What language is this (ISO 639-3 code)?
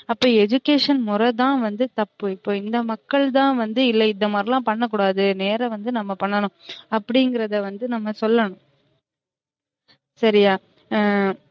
tam